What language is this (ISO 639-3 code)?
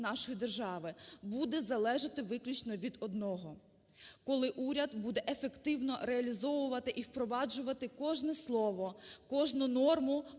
ukr